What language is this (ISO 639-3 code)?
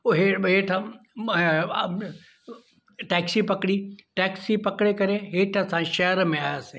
snd